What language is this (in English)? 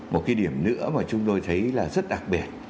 Vietnamese